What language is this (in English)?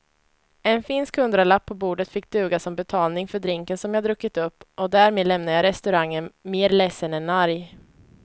Swedish